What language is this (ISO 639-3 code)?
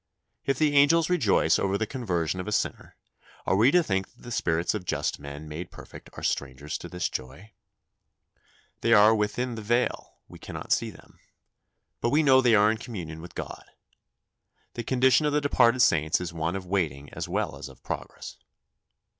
eng